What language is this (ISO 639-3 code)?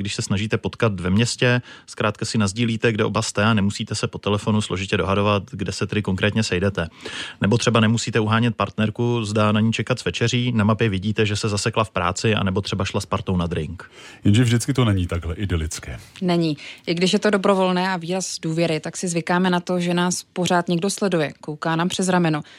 ces